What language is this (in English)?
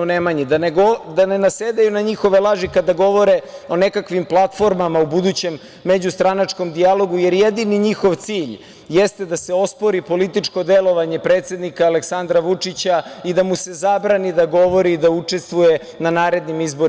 Serbian